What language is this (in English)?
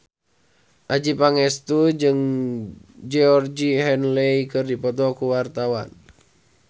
Sundanese